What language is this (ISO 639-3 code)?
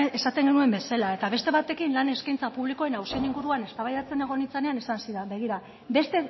eus